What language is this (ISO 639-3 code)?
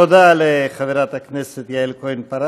heb